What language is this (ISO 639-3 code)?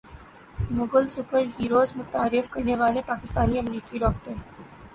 urd